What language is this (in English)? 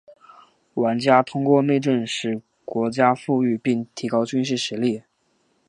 Chinese